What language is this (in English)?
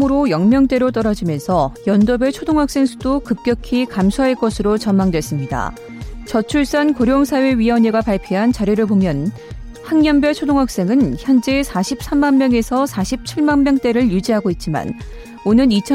Korean